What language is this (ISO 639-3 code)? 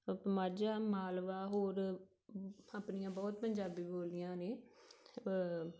pan